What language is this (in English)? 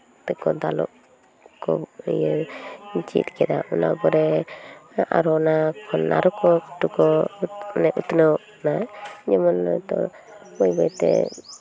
Santali